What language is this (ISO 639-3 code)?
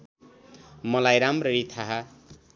nep